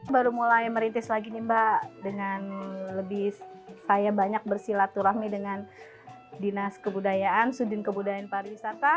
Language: Indonesian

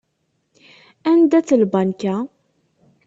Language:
Kabyle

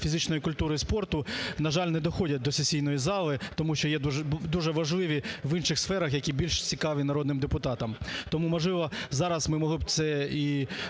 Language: Ukrainian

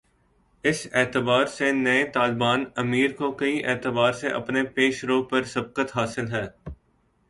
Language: Urdu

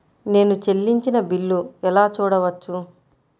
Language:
Telugu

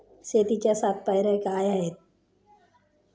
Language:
Marathi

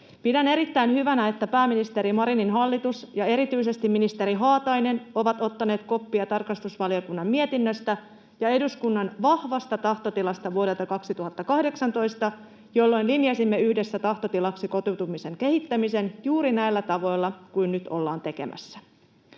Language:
Finnish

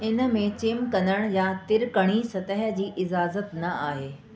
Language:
Sindhi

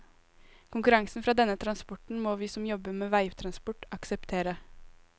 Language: Norwegian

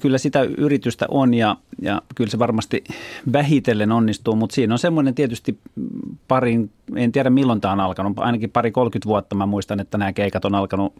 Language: Finnish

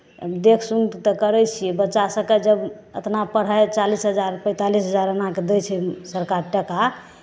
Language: Maithili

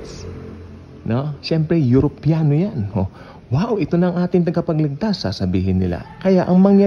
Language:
Filipino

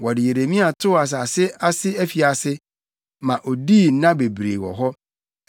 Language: Akan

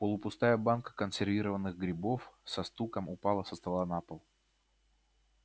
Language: Russian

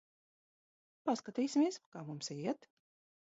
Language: Latvian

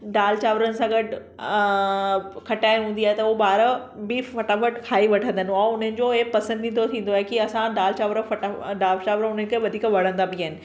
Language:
Sindhi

